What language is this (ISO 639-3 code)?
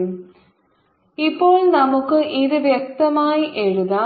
mal